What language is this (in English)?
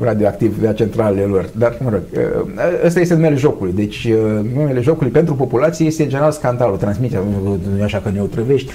Romanian